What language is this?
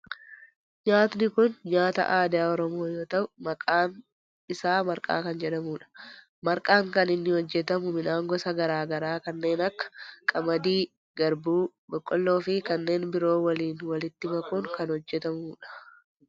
Oromo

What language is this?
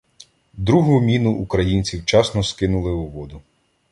Ukrainian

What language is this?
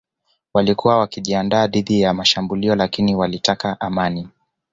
Swahili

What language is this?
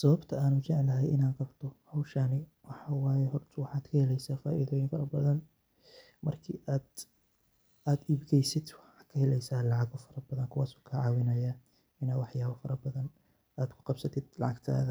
Somali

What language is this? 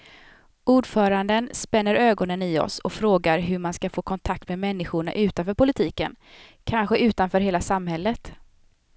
Swedish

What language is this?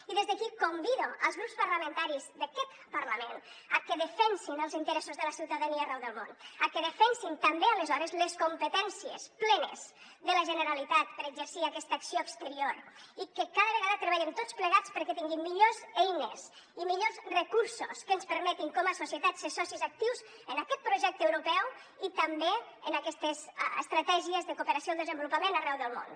Catalan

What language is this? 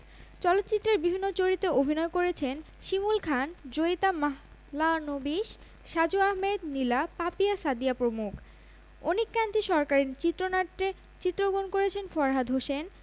Bangla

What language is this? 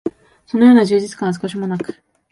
Japanese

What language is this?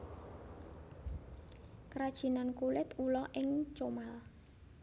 Javanese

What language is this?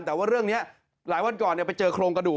Thai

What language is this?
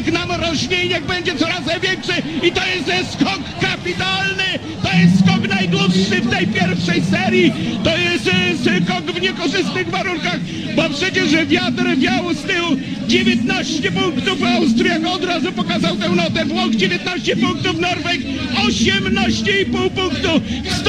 Polish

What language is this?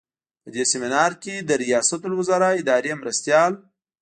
Pashto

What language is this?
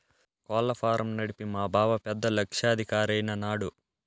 Telugu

